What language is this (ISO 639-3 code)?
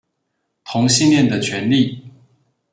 zho